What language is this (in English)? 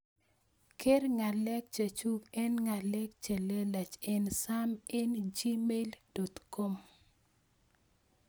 Kalenjin